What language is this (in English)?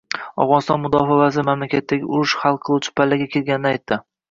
Uzbek